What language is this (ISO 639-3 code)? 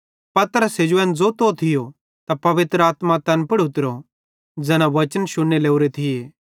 bhd